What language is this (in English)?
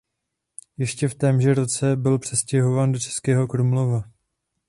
Czech